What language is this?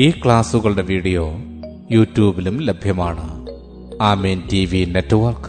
Malayalam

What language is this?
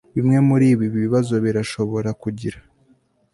Kinyarwanda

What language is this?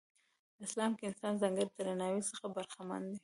Pashto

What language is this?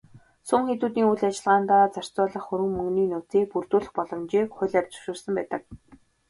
Mongolian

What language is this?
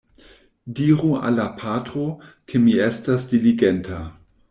Esperanto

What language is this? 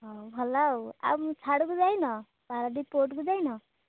Odia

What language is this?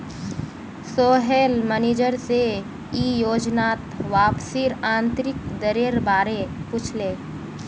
Magahi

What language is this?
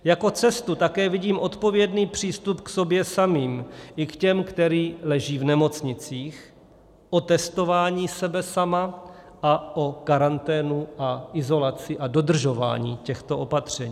Czech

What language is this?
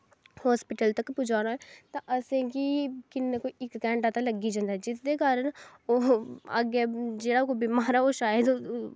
Dogri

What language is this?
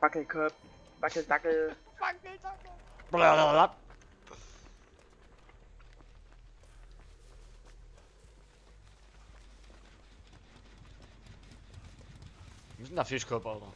German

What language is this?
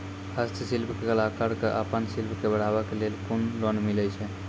Maithili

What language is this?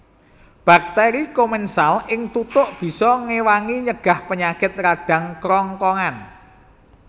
Javanese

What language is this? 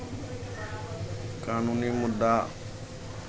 Maithili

